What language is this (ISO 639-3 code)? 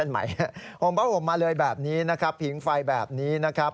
tha